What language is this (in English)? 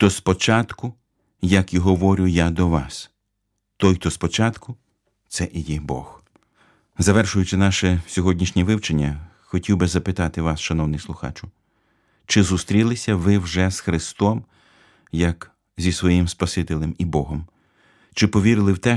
Ukrainian